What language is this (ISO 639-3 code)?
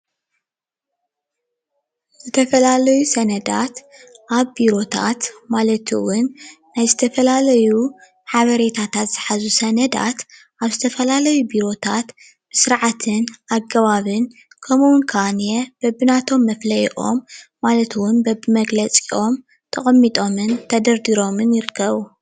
tir